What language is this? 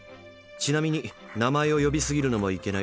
Japanese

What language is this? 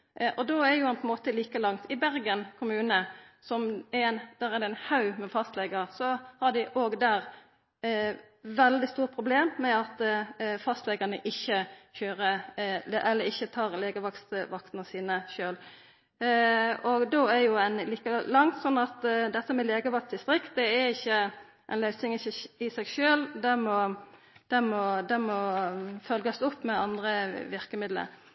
Norwegian Nynorsk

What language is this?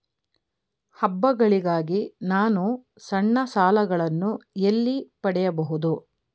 Kannada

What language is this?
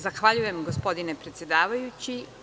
Serbian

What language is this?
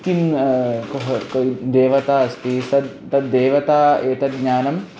Sanskrit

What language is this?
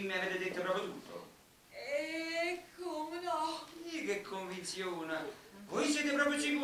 Italian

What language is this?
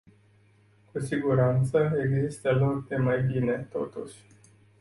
Romanian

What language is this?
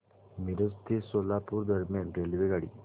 Marathi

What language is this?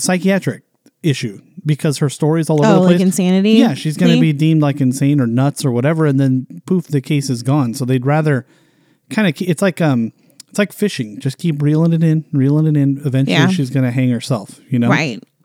English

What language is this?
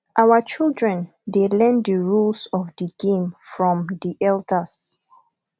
Nigerian Pidgin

